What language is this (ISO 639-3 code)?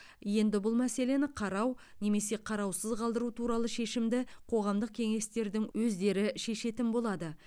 kaz